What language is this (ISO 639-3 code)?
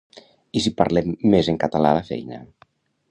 cat